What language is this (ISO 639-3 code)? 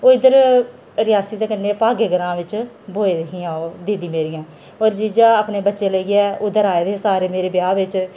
doi